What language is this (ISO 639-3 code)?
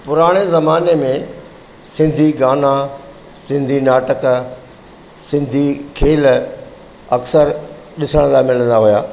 snd